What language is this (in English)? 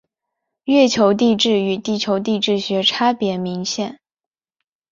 Chinese